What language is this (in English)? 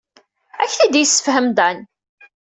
Kabyle